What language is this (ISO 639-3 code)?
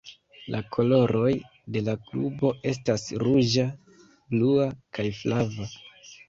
epo